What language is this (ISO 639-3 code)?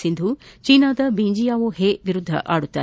kan